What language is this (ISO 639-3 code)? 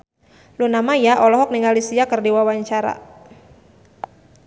sun